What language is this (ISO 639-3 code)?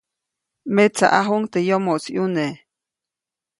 zoc